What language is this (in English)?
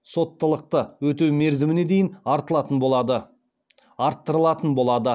Kazakh